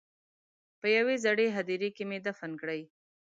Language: Pashto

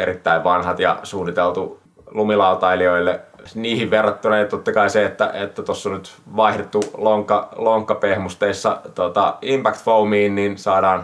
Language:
Finnish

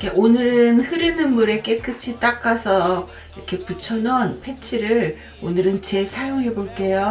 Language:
Korean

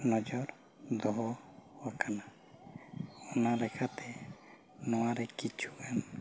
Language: Santali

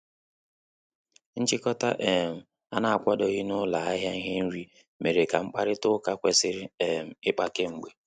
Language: Igbo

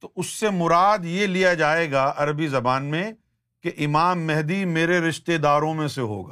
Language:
Urdu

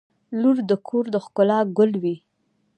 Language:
Pashto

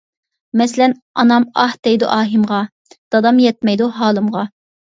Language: Uyghur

